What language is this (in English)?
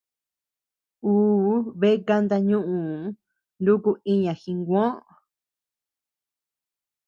Tepeuxila Cuicatec